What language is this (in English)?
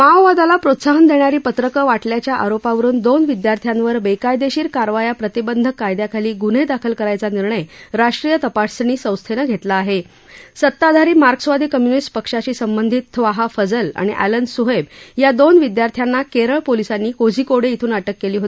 Marathi